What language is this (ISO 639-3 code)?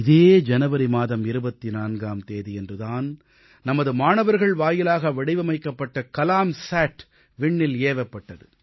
tam